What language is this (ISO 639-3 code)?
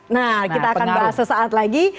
ind